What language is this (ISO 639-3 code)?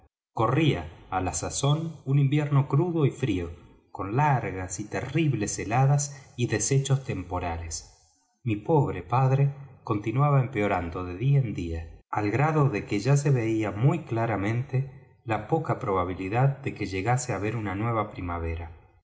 spa